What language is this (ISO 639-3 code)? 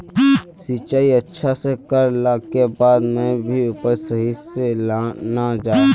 mag